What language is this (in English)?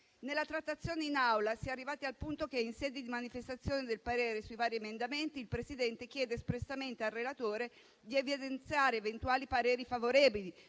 Italian